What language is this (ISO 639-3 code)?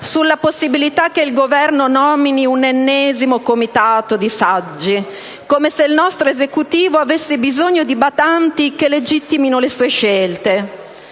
ita